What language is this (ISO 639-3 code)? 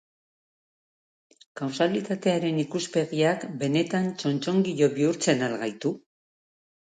eus